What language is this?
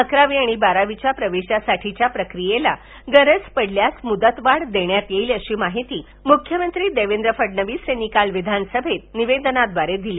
Marathi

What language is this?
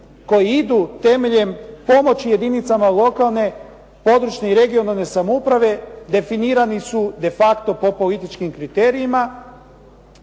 Croatian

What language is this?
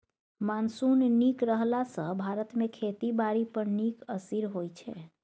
Maithili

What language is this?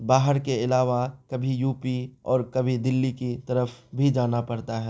Urdu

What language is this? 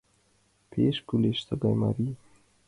Mari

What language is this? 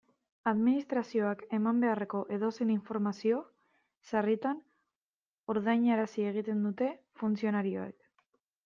Basque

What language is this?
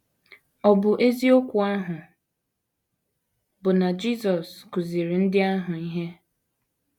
Igbo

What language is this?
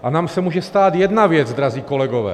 Czech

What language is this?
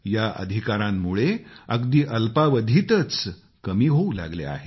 Marathi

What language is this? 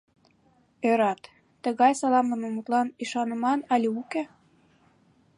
Mari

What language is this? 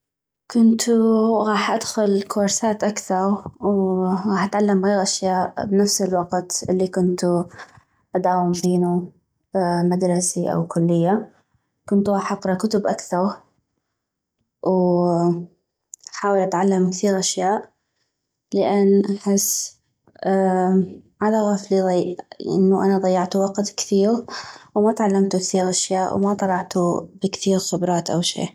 North Mesopotamian Arabic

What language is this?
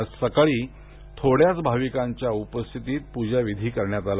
Marathi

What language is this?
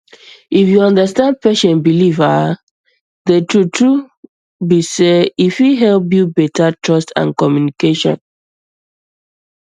Nigerian Pidgin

